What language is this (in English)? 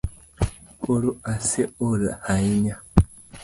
Luo (Kenya and Tanzania)